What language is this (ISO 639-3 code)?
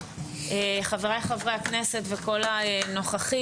heb